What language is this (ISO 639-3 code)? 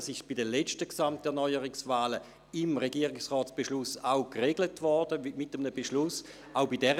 gsw